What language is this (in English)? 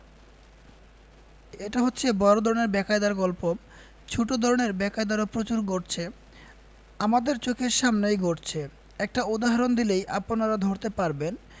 Bangla